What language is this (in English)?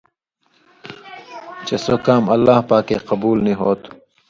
Indus Kohistani